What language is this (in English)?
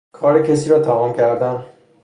Persian